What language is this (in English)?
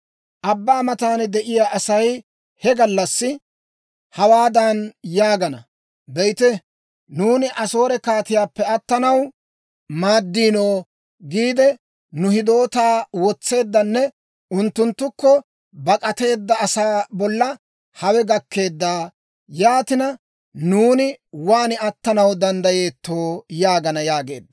Dawro